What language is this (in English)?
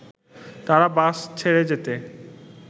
Bangla